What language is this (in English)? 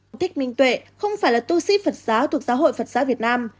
Vietnamese